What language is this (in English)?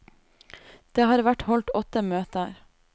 Norwegian